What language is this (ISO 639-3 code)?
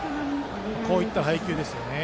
jpn